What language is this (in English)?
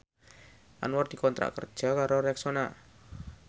Javanese